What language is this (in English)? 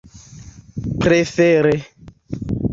Esperanto